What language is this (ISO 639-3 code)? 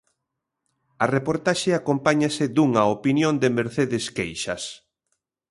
glg